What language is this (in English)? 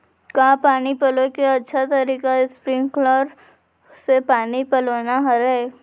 Chhattisgarhi